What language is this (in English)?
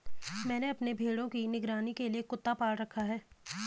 Hindi